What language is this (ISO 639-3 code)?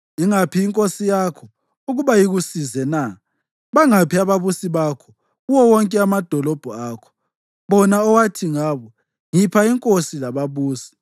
nde